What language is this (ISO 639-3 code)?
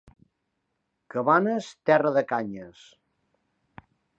cat